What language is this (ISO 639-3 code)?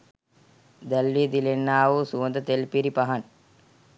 sin